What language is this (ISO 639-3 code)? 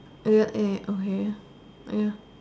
eng